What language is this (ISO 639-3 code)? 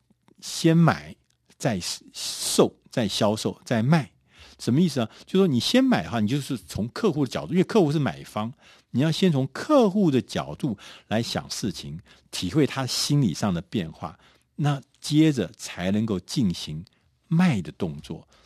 zho